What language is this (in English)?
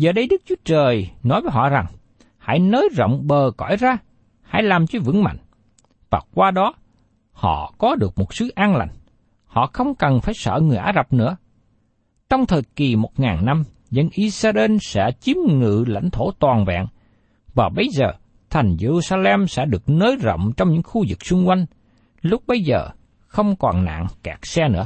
Vietnamese